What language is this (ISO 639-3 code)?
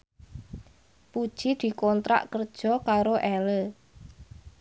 jav